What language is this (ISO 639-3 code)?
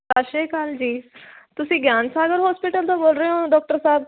pan